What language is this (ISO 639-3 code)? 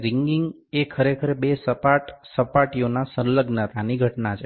guj